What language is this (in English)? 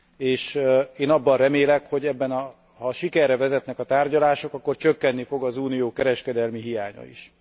Hungarian